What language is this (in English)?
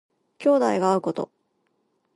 Japanese